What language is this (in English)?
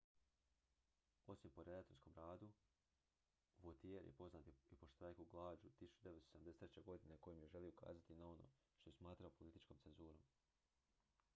Croatian